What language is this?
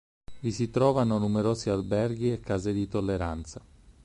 Italian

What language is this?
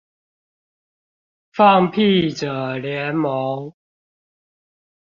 Chinese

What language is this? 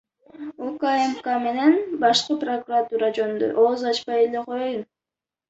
Kyrgyz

